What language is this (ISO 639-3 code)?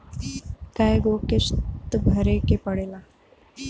bho